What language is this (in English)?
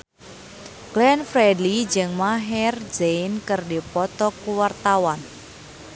Sundanese